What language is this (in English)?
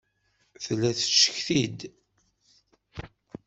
Kabyle